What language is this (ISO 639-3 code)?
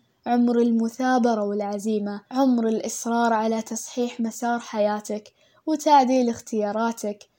ara